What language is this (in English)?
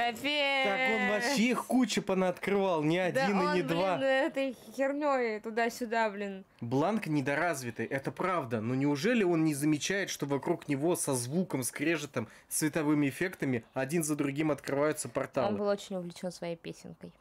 Russian